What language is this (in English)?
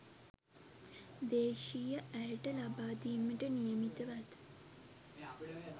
Sinhala